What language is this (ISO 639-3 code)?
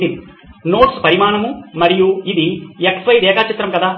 tel